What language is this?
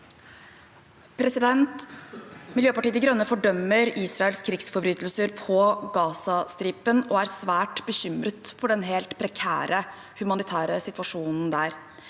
Norwegian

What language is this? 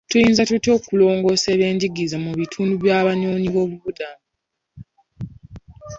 Ganda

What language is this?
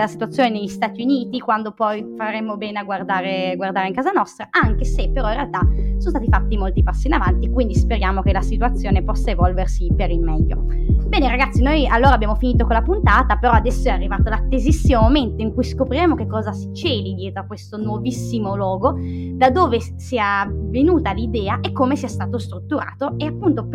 Italian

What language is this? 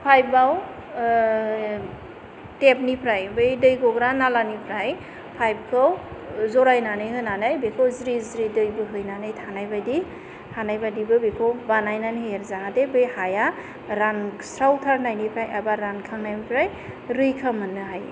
Bodo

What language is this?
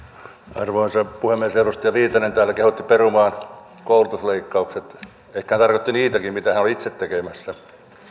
Finnish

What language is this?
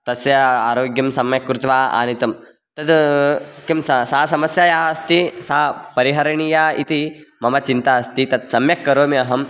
Sanskrit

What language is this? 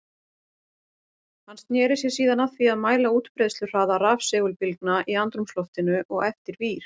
Icelandic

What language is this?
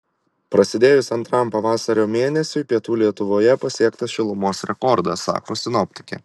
Lithuanian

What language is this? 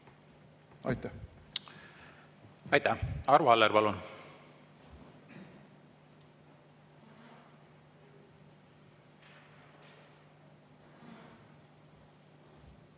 Estonian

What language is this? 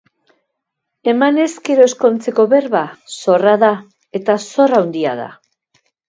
Basque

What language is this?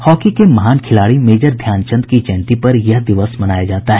Hindi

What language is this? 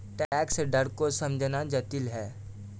Hindi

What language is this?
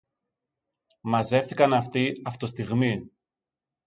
Greek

